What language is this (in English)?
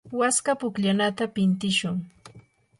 Yanahuanca Pasco Quechua